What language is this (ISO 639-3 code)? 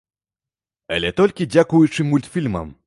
bel